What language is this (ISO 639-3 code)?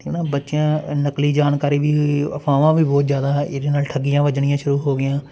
pan